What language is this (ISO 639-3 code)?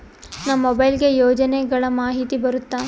kan